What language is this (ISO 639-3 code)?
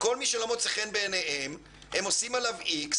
heb